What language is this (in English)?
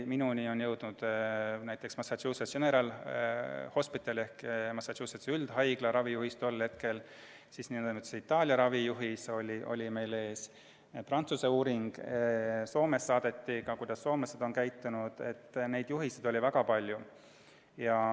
Estonian